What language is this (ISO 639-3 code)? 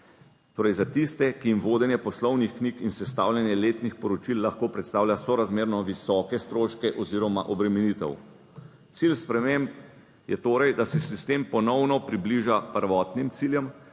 slv